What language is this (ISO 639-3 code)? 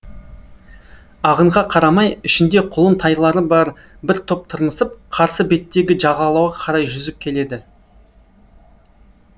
kaz